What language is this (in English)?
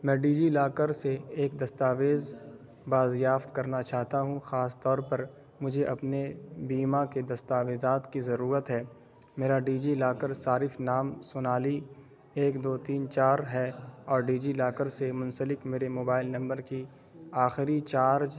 Urdu